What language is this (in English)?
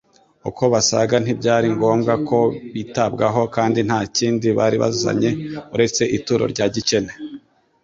Kinyarwanda